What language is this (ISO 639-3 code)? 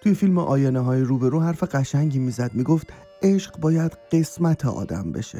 fas